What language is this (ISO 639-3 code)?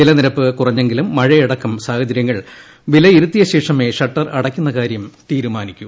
mal